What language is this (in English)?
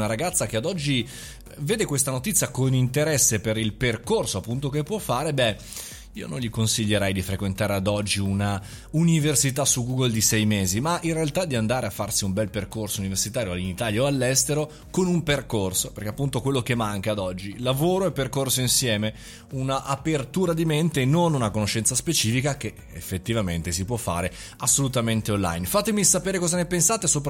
Italian